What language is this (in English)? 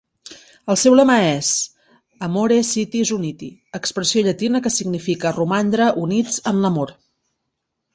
Catalan